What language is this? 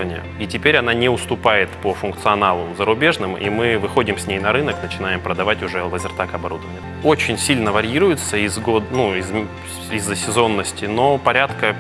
Russian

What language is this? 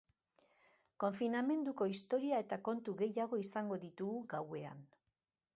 Basque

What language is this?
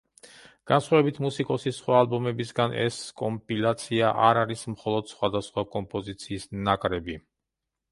Georgian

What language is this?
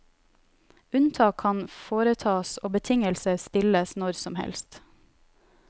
Norwegian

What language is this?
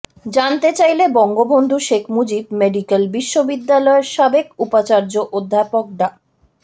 Bangla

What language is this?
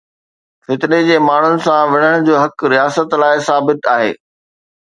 Sindhi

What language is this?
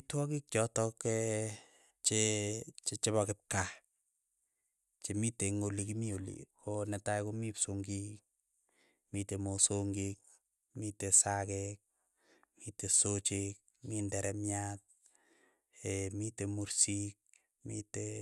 Keiyo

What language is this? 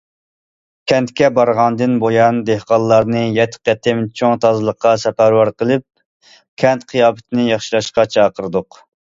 Uyghur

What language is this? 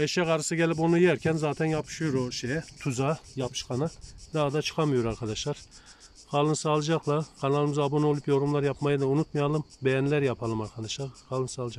Turkish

